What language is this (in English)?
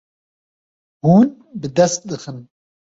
Kurdish